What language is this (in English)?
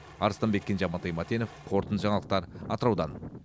Kazakh